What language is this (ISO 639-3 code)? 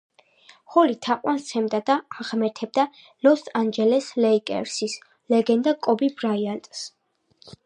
kat